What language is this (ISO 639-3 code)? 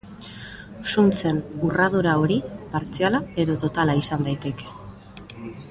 eus